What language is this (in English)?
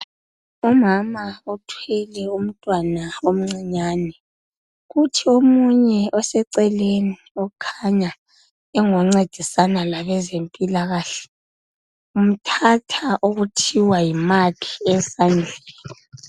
North Ndebele